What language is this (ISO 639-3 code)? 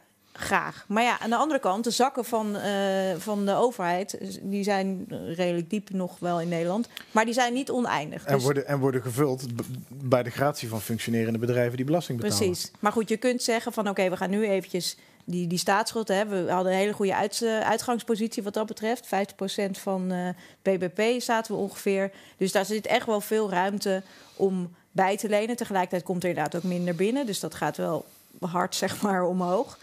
nld